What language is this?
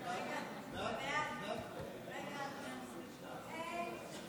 Hebrew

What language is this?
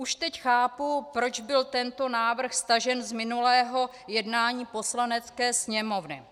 Czech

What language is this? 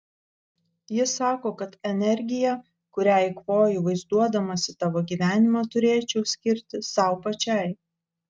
Lithuanian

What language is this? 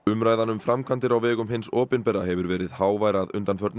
Icelandic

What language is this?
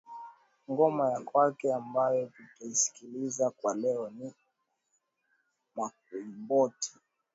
Swahili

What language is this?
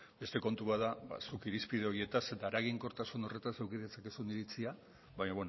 Basque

